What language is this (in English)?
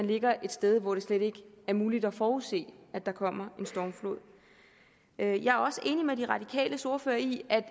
Danish